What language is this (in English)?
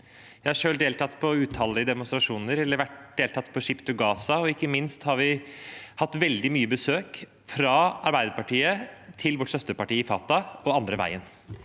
Norwegian